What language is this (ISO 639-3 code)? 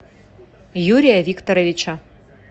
rus